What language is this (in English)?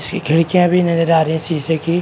Hindi